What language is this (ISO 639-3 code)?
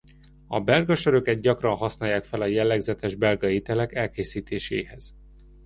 hun